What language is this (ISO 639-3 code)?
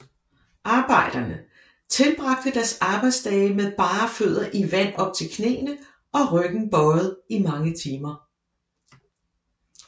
dan